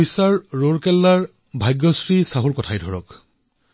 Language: Assamese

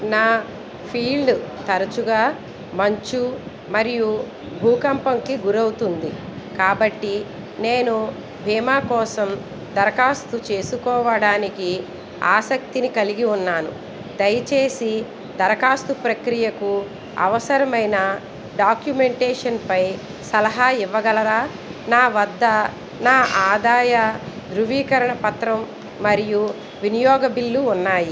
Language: Telugu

